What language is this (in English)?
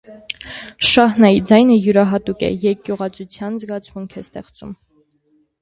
Armenian